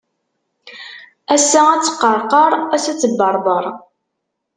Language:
Kabyle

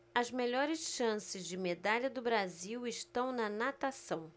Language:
Portuguese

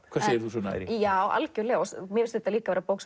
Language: Icelandic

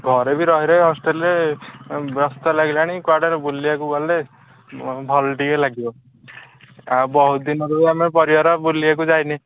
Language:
Odia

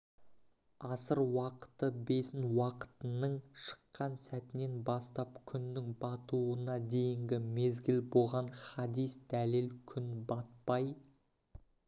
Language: Kazakh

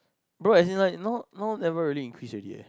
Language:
English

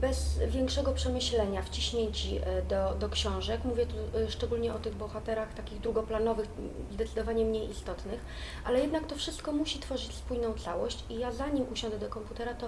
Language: Polish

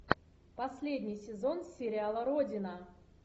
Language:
Russian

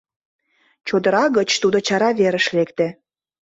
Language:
Mari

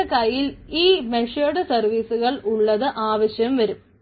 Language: Malayalam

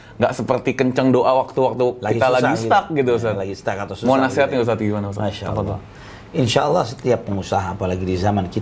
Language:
Indonesian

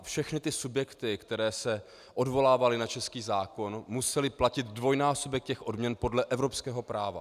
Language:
Czech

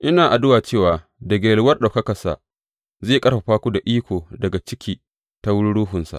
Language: Hausa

